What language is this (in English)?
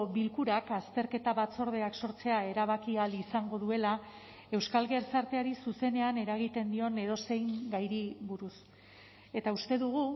Basque